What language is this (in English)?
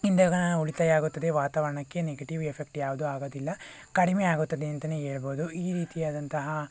Kannada